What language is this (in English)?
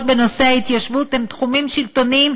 Hebrew